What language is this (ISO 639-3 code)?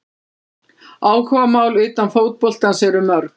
isl